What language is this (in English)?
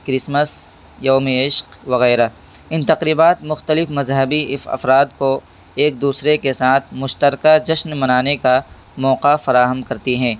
Urdu